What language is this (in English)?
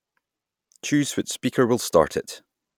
English